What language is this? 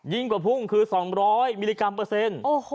Thai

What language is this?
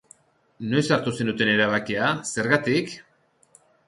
Basque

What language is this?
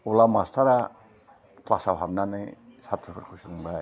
Bodo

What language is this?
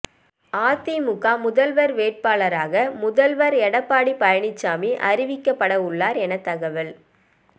Tamil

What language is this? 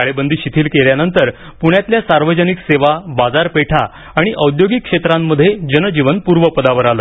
Marathi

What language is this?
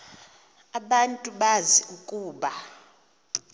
Xhosa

